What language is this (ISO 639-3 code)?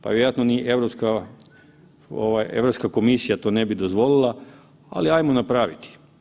hrv